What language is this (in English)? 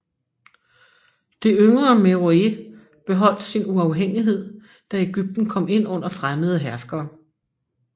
Danish